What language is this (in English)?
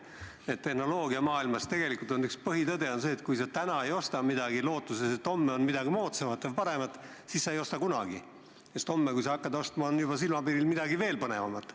Estonian